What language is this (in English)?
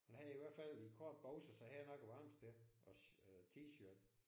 Danish